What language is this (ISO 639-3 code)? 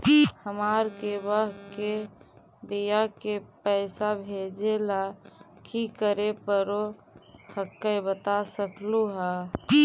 mag